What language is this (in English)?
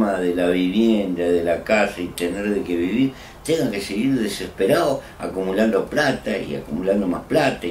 Spanish